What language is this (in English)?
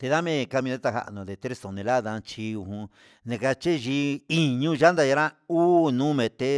Huitepec Mixtec